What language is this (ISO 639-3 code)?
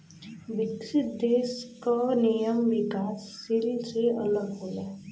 bho